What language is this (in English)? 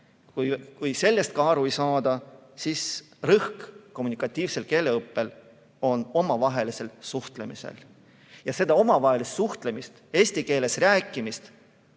Estonian